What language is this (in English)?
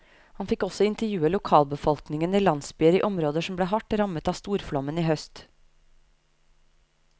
Norwegian